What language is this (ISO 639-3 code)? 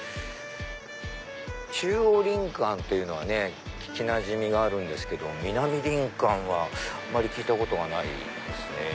jpn